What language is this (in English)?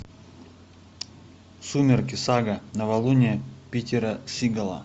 Russian